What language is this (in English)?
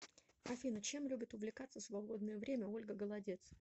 Russian